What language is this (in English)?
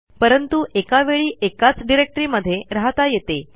Marathi